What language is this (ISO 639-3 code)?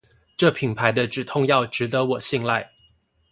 zho